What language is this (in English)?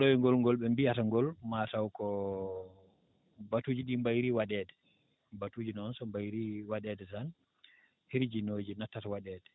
Fula